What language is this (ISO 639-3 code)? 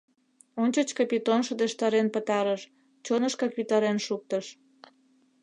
chm